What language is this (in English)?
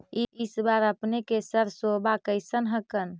Magahi